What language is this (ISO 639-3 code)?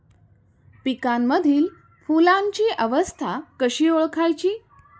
mar